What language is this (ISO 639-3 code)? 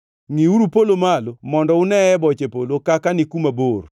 luo